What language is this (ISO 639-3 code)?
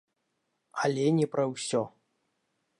bel